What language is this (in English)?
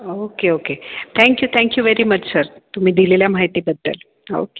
Marathi